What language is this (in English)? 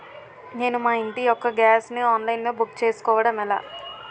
Telugu